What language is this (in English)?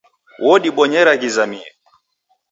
Taita